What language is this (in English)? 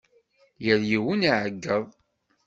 Kabyle